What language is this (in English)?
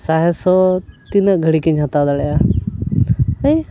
Santali